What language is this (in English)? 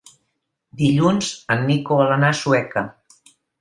Catalan